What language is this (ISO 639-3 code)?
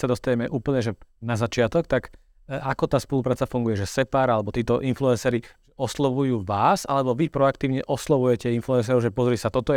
slk